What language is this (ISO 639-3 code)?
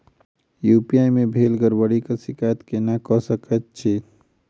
mai